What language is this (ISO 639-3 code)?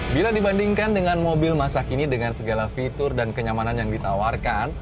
ind